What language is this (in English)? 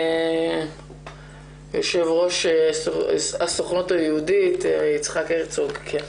Hebrew